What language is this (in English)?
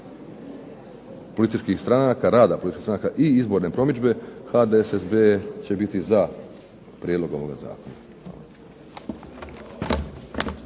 Croatian